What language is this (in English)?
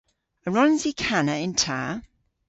Cornish